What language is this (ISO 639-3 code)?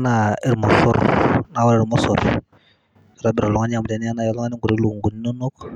mas